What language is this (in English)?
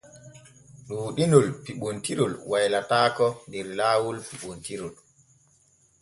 Borgu Fulfulde